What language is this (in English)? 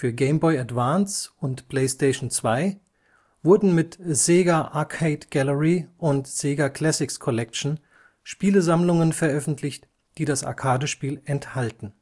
German